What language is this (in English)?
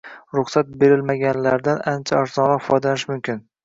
Uzbek